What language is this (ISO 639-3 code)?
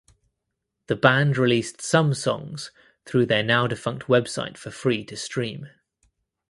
eng